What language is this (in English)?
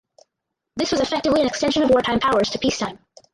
English